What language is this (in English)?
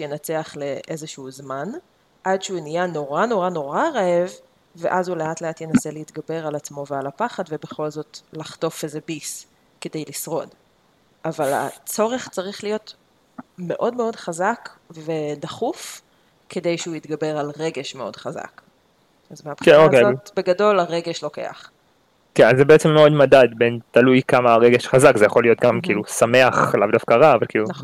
Hebrew